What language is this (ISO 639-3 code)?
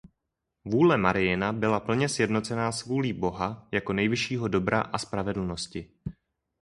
ces